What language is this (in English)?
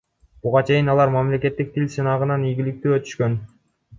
Kyrgyz